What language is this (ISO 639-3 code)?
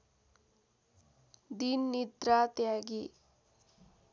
nep